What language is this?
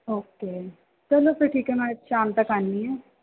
Punjabi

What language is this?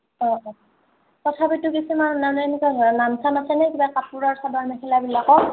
Assamese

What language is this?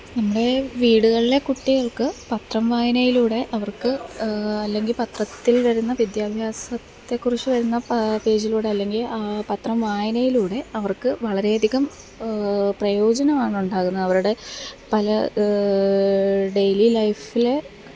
Malayalam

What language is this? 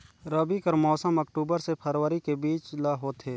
Chhattisgarhi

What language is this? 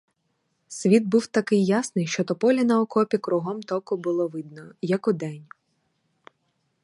Ukrainian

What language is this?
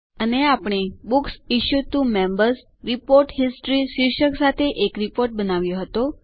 Gujarati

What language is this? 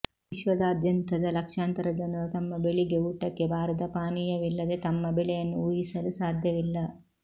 Kannada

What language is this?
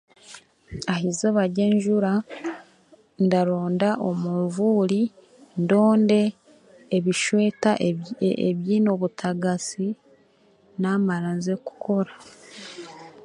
Chiga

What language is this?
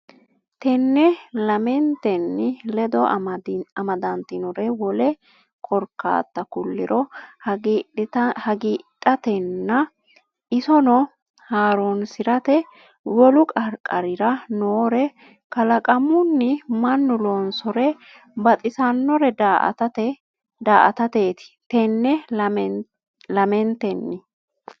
Sidamo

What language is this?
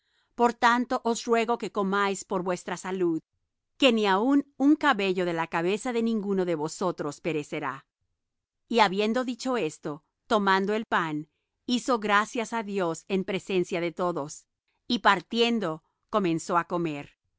Spanish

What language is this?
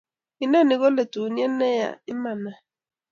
Kalenjin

